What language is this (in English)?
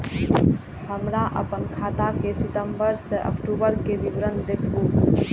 Maithili